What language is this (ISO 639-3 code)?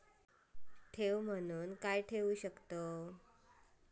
mar